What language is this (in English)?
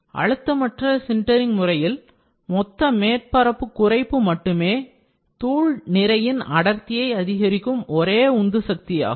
Tamil